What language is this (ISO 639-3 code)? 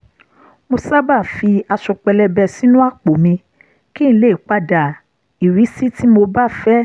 yor